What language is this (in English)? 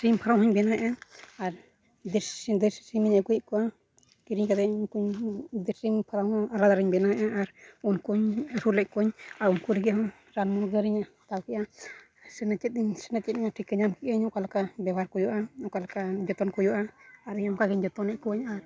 Santali